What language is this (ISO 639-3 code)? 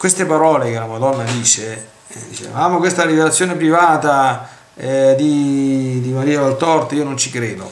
ita